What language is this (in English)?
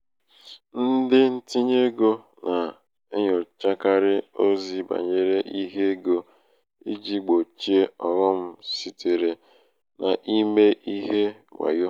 Igbo